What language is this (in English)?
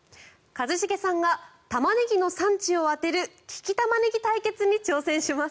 Japanese